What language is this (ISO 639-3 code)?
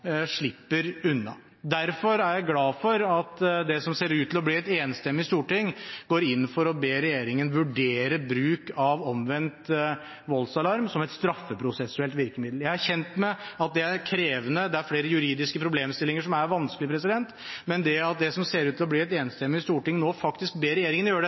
nob